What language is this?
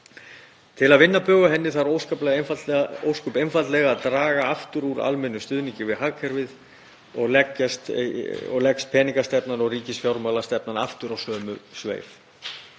Icelandic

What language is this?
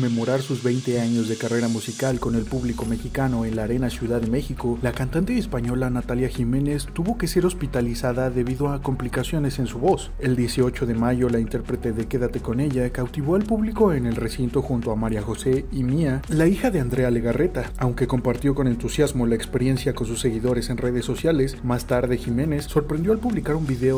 Spanish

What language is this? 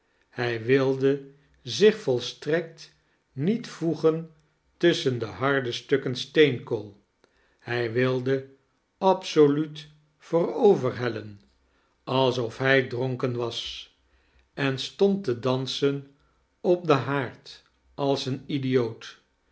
Dutch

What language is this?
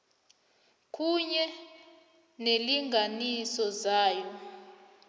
South Ndebele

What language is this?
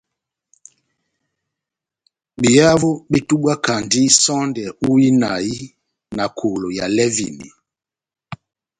Batanga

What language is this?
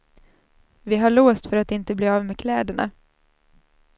Swedish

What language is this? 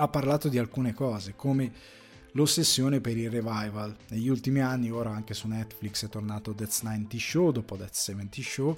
Italian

